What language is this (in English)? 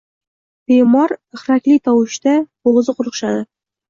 Uzbek